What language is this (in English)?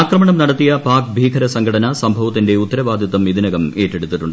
Malayalam